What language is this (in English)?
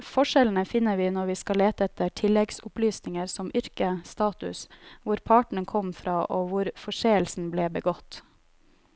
Norwegian